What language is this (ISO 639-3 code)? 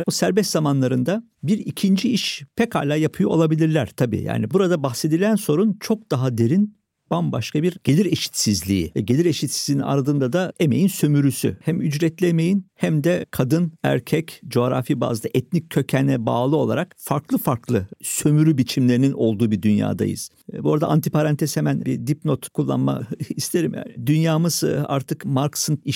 tur